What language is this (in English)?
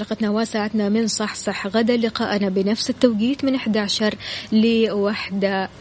Arabic